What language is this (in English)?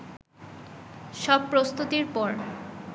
Bangla